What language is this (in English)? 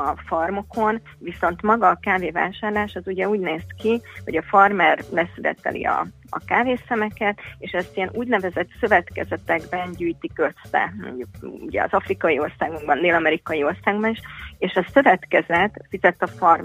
Hungarian